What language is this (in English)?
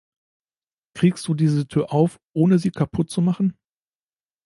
German